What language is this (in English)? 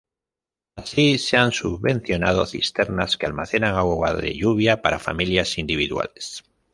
Spanish